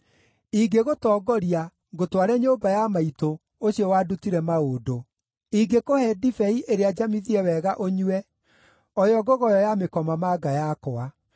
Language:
Kikuyu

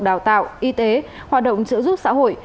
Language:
Vietnamese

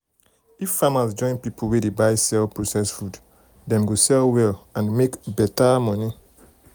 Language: Nigerian Pidgin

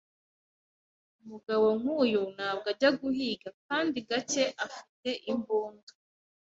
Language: Kinyarwanda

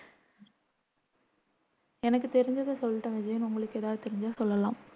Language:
Tamil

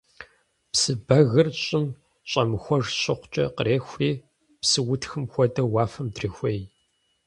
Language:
Kabardian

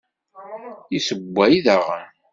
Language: Kabyle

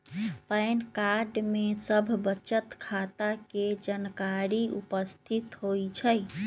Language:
Magahi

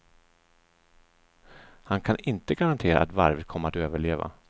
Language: Swedish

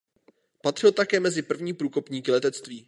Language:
Czech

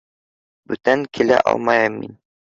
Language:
Bashkir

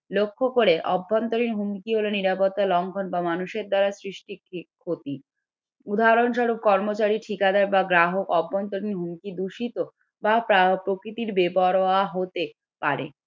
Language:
Bangla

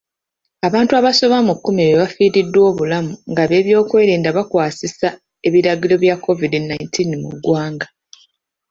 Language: Ganda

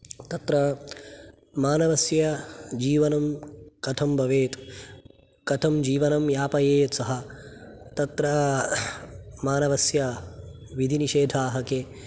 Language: Sanskrit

